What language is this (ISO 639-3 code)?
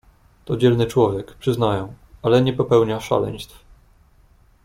pol